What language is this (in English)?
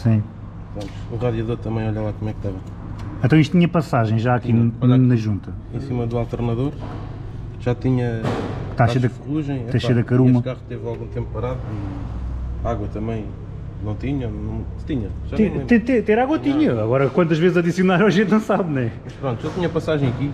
Portuguese